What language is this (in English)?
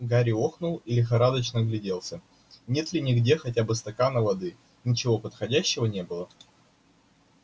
Russian